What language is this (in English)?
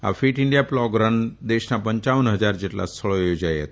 Gujarati